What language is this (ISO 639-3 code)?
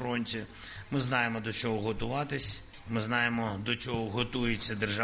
ukr